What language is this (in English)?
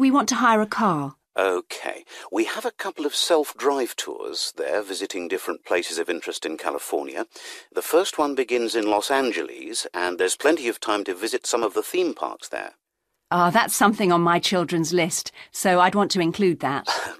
English